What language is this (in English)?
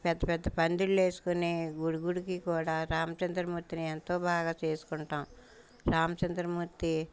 Telugu